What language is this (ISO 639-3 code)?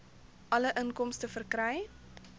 afr